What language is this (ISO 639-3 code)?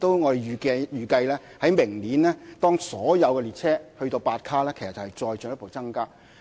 yue